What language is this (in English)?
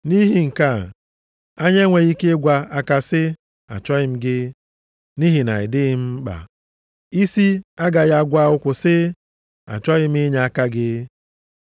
Igbo